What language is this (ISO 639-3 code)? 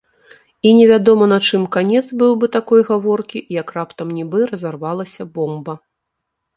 bel